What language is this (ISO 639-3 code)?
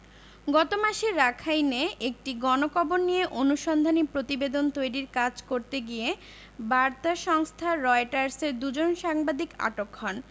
ben